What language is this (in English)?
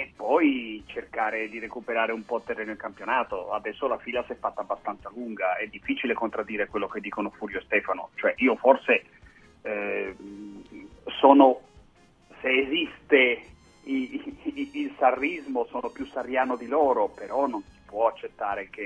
Italian